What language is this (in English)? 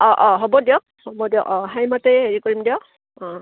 Assamese